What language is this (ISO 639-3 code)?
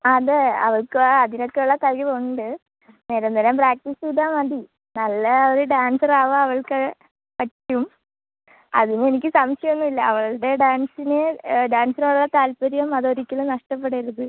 mal